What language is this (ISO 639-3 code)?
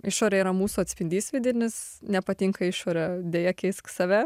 lit